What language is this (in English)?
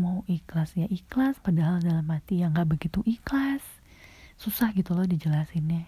Indonesian